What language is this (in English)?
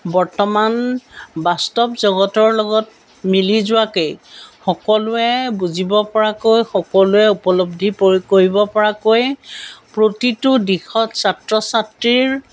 Assamese